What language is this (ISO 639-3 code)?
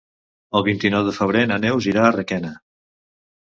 cat